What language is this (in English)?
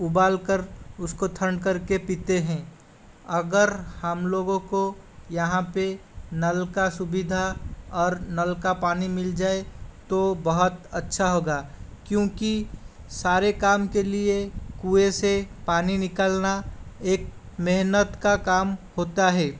Hindi